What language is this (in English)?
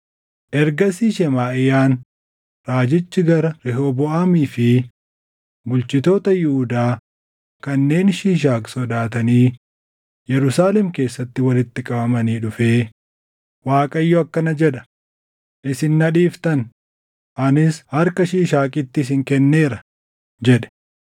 Oromo